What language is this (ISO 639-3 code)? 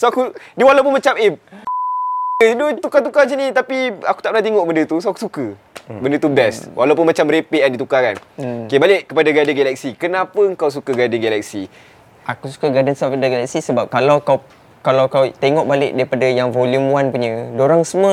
msa